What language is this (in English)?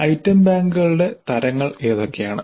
Malayalam